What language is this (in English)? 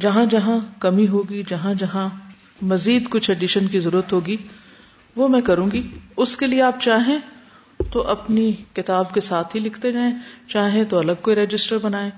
Urdu